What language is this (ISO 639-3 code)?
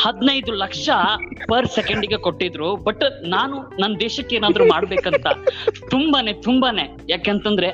kan